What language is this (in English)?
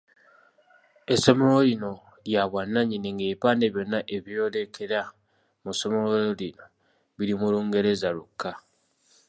Ganda